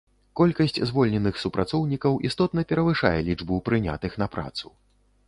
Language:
Belarusian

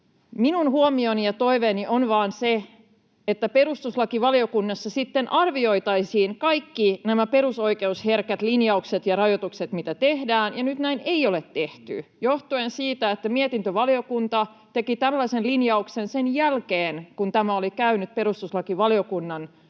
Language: Finnish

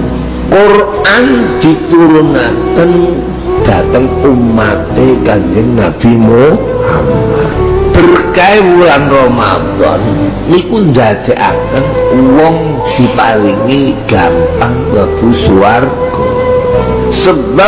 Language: Indonesian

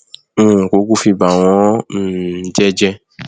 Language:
Yoruba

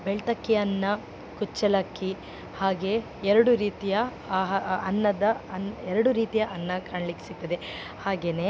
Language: Kannada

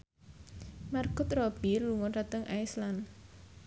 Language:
Javanese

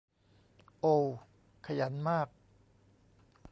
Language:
Thai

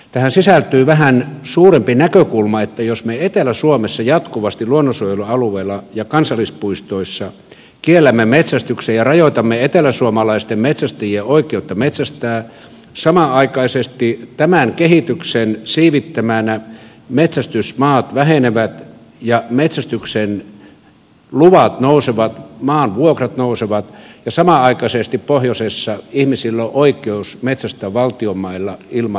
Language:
Finnish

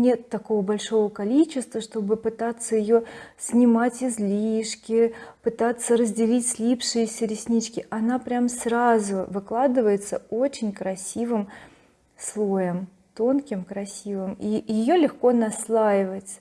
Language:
Russian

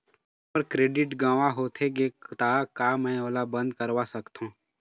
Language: Chhattisgarhi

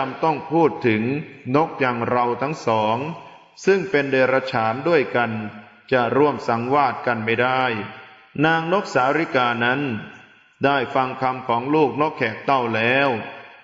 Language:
Thai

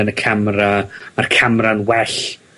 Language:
Welsh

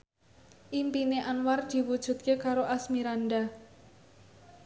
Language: Javanese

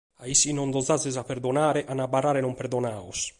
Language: Sardinian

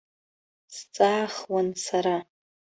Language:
Abkhazian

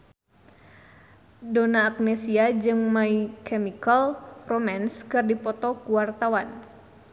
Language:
Sundanese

